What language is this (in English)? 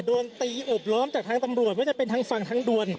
Thai